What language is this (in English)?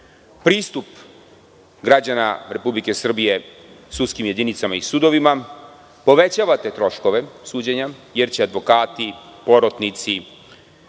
Serbian